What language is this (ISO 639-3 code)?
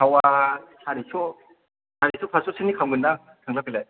brx